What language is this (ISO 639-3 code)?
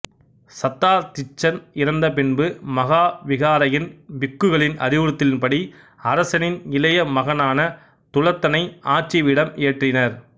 tam